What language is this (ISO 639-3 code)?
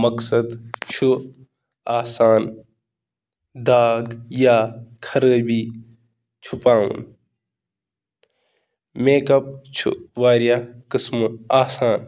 kas